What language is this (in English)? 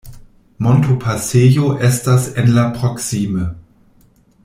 Esperanto